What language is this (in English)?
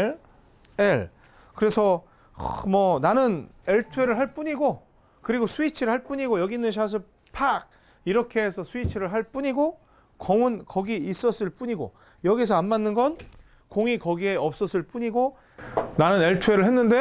Korean